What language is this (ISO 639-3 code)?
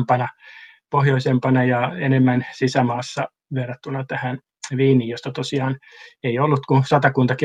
fin